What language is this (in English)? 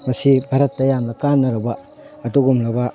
Manipuri